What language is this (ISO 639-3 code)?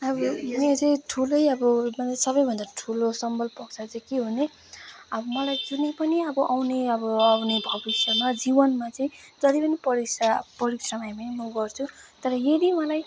nep